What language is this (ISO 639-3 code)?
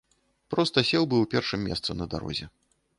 bel